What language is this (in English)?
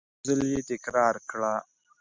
Pashto